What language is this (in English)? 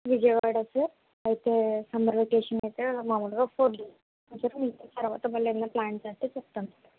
Telugu